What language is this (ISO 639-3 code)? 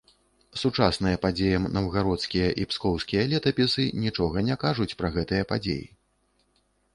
bel